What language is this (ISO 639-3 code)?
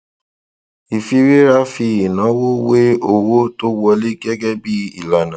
yor